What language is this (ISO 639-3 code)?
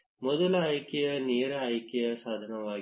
kan